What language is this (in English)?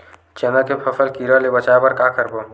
Chhattisgarhi